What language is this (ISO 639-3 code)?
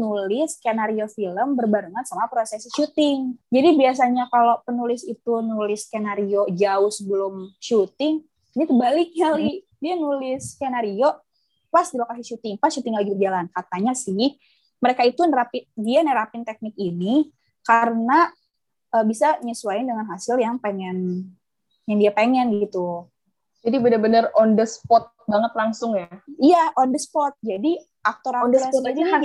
ind